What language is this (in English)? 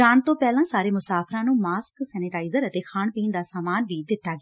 Punjabi